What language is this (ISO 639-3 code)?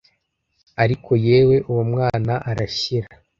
kin